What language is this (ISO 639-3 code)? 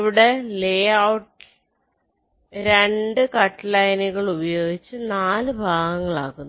mal